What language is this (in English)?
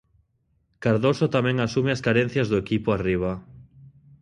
Galician